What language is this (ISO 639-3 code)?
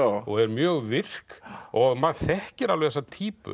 isl